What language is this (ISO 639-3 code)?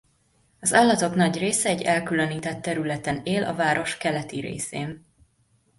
hun